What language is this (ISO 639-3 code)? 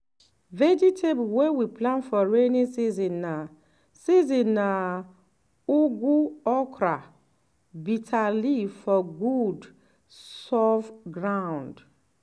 pcm